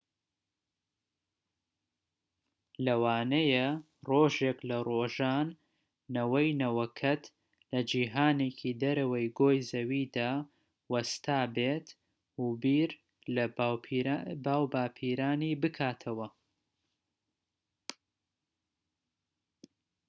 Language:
Central Kurdish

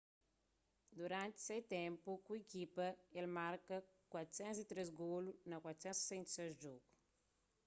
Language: Kabuverdianu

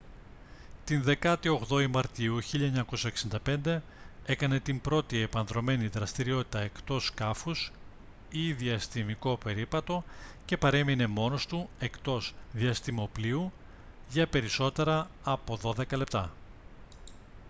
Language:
Greek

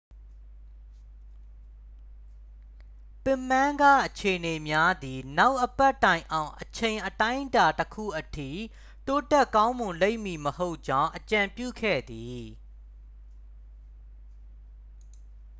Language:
Burmese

